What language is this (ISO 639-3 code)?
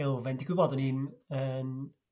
cym